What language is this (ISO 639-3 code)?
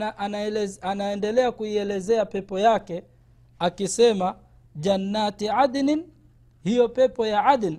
swa